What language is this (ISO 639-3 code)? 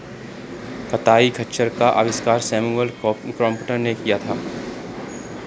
hin